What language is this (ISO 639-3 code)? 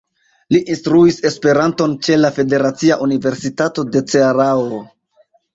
epo